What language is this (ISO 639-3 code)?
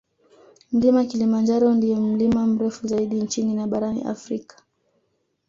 swa